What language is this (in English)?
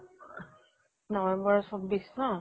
Assamese